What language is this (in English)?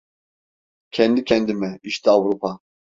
Turkish